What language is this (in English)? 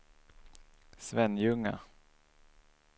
Swedish